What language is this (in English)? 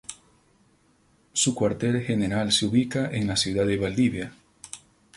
Spanish